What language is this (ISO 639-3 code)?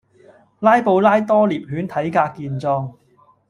yue